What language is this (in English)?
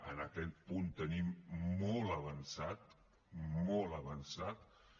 Catalan